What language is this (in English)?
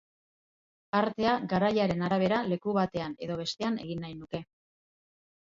Basque